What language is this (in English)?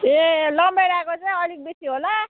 Nepali